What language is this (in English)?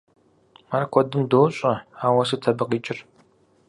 Kabardian